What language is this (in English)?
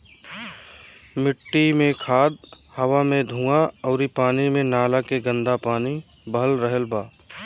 Bhojpuri